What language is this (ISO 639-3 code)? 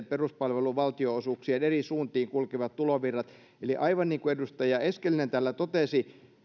fin